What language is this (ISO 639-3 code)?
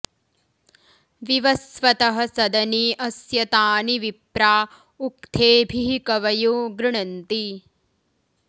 san